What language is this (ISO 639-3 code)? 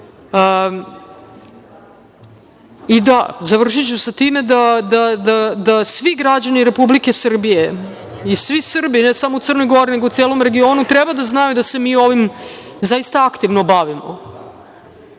srp